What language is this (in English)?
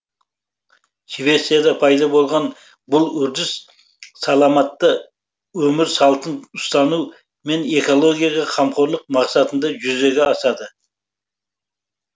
Kazakh